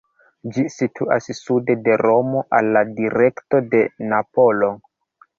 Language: Esperanto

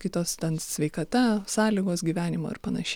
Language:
Lithuanian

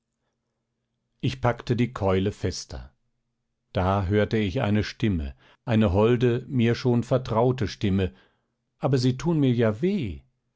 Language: German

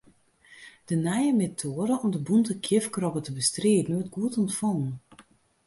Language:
Western Frisian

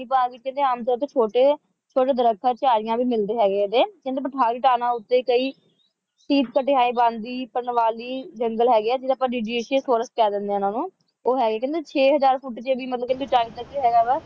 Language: Punjabi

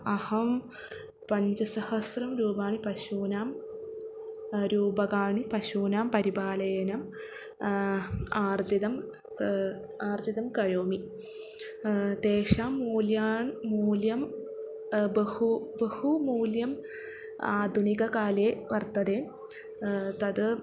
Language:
Sanskrit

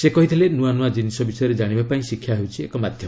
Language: Odia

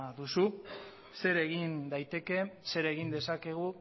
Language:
Basque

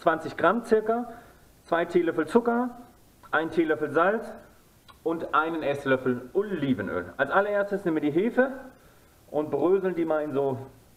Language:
German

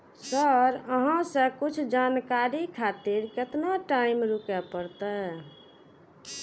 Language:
Maithili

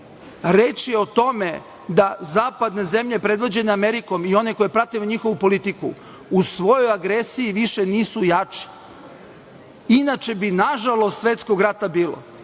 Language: Serbian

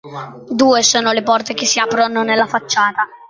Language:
Italian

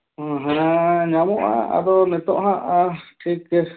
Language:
Santali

